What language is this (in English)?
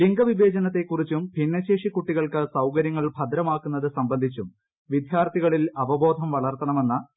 Malayalam